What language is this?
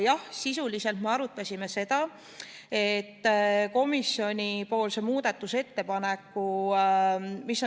Estonian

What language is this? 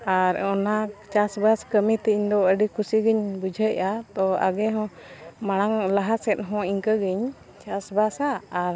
Santali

